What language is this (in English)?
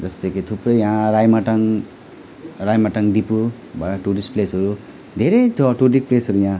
Nepali